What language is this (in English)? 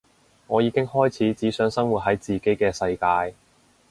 Cantonese